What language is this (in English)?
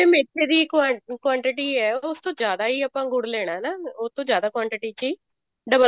Punjabi